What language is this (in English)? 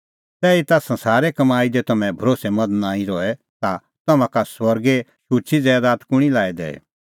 Kullu Pahari